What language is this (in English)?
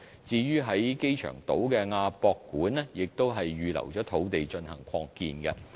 Cantonese